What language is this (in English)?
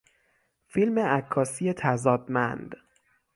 Persian